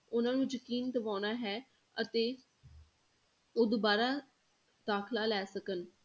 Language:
Punjabi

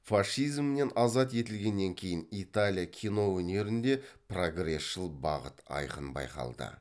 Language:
Kazakh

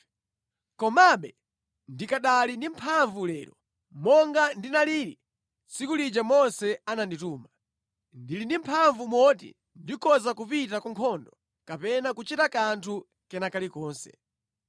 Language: Nyanja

